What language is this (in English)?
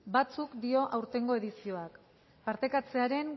Basque